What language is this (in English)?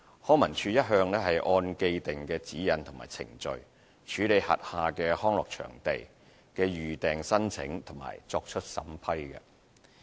Cantonese